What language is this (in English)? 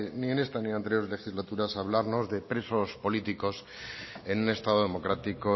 Spanish